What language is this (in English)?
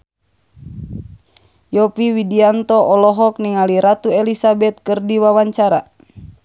Sundanese